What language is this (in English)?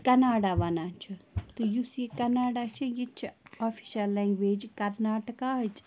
Kashmiri